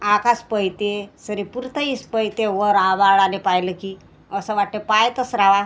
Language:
Marathi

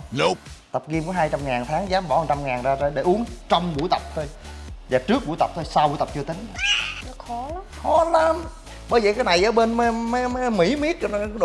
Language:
Vietnamese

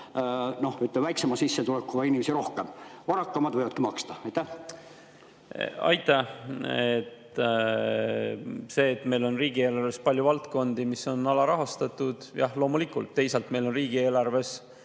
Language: Estonian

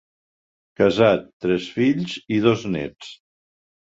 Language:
Catalan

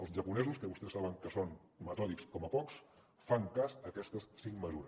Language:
Catalan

